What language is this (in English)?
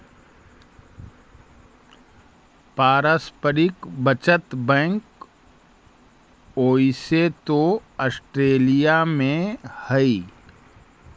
Magahi